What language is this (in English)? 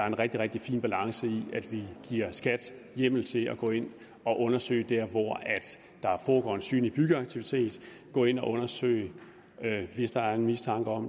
Danish